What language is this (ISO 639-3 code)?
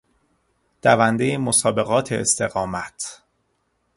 fas